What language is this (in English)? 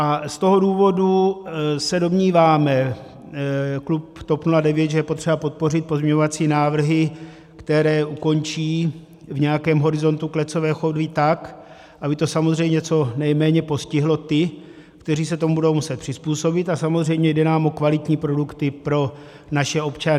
Czech